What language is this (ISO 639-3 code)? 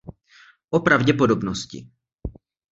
ces